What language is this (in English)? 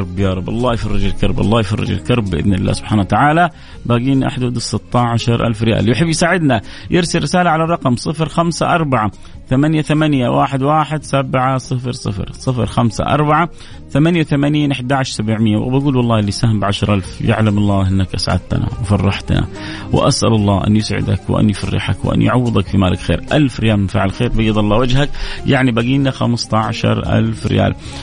Arabic